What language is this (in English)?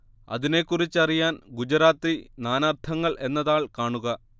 Malayalam